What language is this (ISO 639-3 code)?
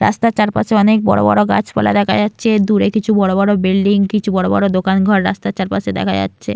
ben